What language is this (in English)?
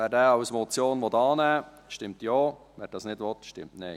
Swiss German